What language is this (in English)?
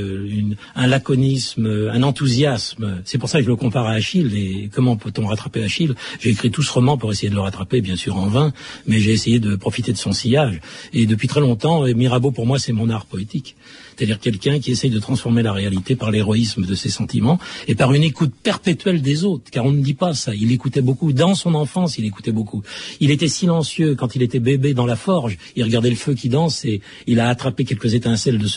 French